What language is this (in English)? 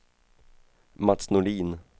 Swedish